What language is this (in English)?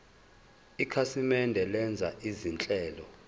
Zulu